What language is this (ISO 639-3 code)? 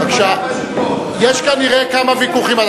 heb